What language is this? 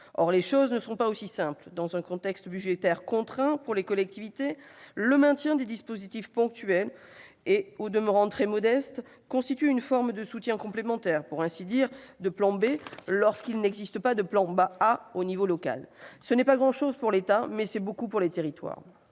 French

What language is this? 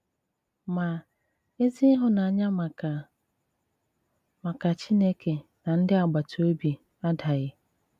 Igbo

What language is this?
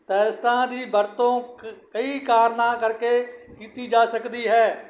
Punjabi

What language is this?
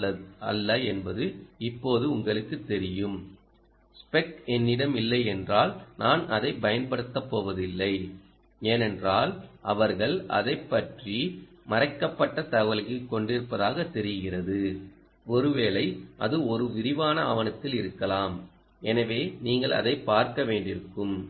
Tamil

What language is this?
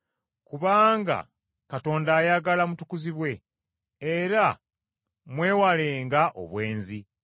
Ganda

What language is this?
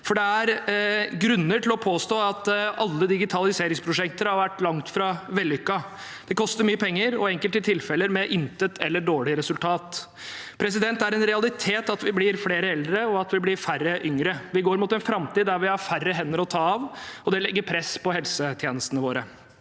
Norwegian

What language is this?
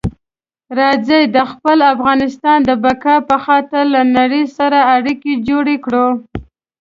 Pashto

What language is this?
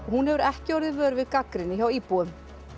Icelandic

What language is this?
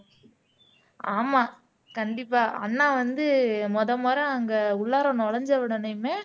Tamil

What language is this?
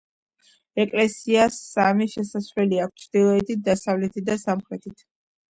Georgian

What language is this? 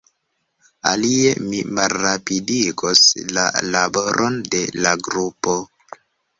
Esperanto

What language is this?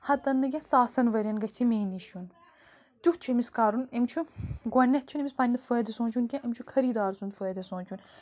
Kashmiri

